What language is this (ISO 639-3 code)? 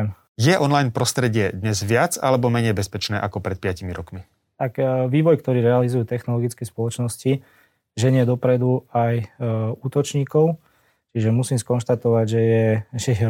slk